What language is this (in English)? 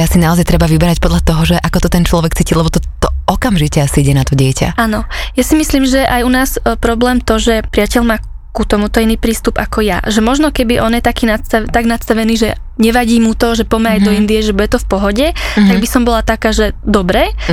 Slovak